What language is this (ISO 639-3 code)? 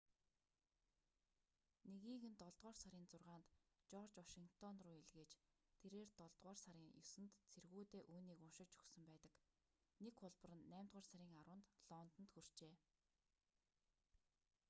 mon